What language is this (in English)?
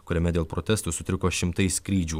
Lithuanian